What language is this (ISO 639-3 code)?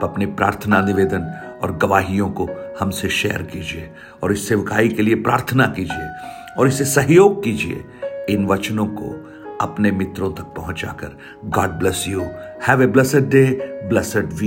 hin